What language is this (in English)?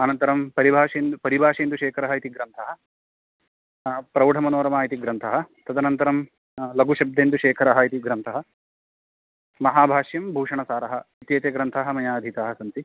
Sanskrit